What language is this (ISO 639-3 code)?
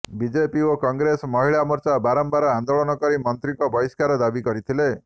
ori